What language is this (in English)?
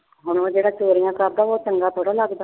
Punjabi